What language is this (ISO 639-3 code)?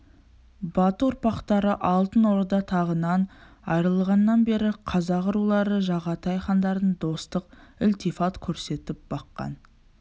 kaz